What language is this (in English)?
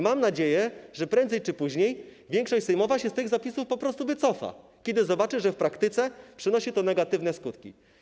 Polish